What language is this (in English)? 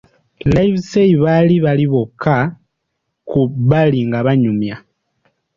Ganda